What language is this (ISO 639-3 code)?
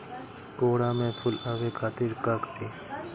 bho